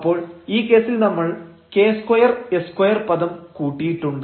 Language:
Malayalam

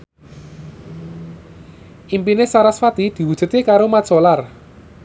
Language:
Javanese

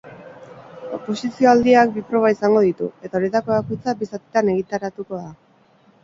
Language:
Basque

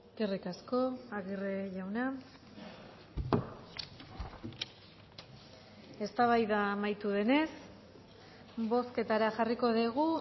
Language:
Basque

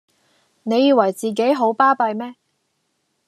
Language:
Cantonese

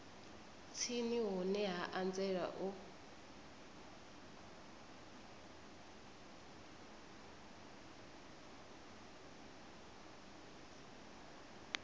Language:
Venda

